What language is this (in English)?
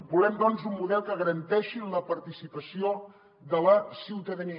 Catalan